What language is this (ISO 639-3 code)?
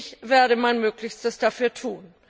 deu